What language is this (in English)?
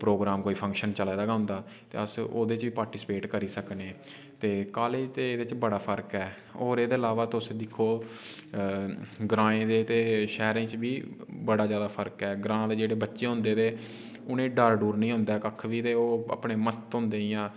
Dogri